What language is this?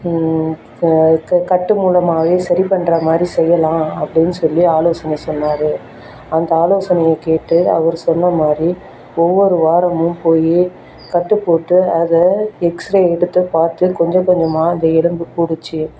Tamil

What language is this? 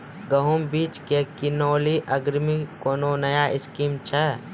Maithili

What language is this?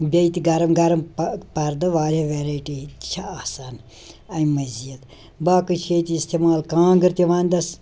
Kashmiri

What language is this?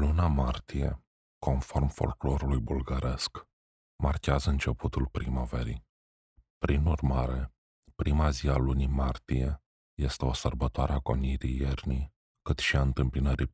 Romanian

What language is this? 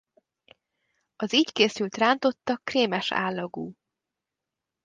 Hungarian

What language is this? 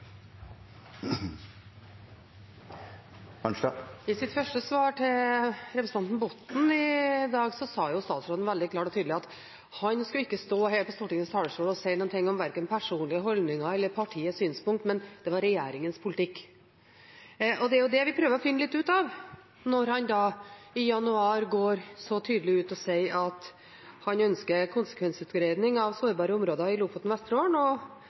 Norwegian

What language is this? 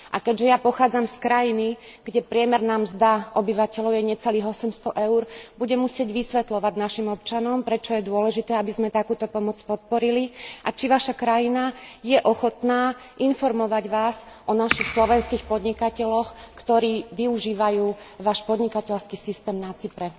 Slovak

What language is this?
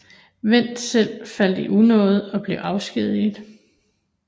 Danish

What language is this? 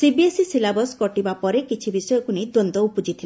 Odia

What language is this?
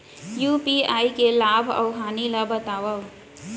Chhattisgarhi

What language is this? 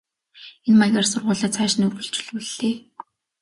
Mongolian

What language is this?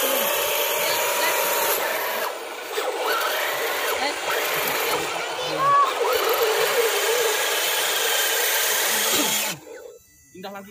Indonesian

